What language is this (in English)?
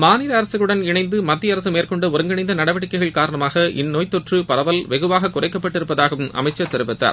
Tamil